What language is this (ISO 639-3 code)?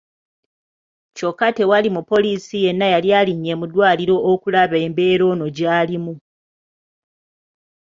lug